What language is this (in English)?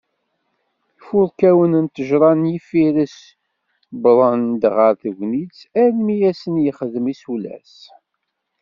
Kabyle